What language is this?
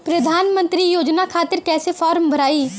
Bhojpuri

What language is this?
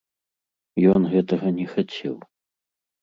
Belarusian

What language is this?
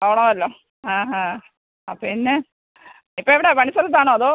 Malayalam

